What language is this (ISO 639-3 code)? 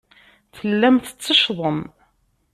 kab